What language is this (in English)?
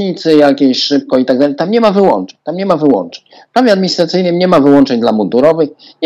Polish